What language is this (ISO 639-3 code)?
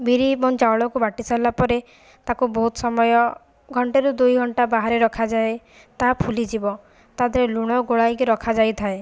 ori